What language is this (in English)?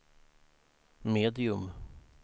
Swedish